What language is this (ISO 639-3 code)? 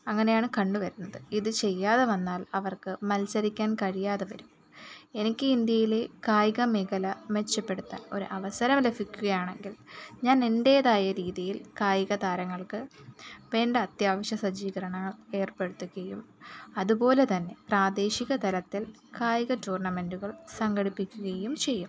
mal